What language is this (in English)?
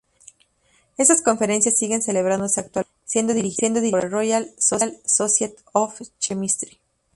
Spanish